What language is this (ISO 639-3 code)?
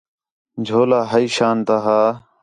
xhe